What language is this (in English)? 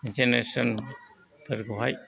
Bodo